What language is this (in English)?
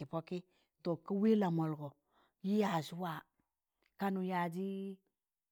Tangale